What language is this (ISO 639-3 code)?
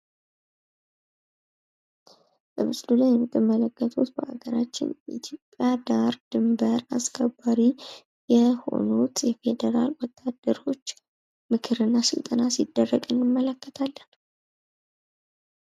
amh